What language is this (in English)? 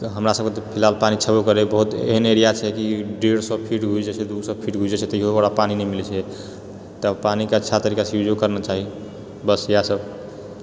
Maithili